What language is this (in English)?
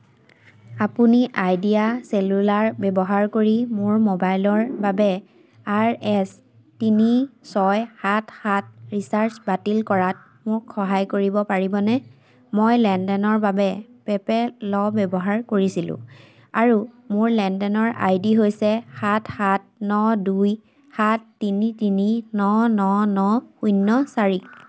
Assamese